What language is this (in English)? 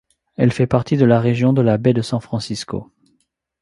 French